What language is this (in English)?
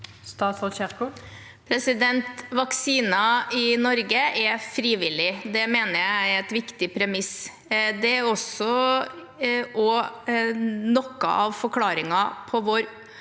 Norwegian